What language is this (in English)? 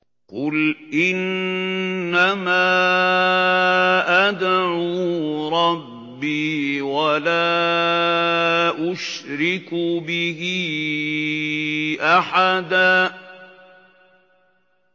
Arabic